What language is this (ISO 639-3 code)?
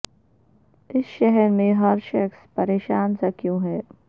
urd